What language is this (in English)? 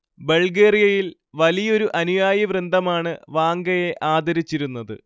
Malayalam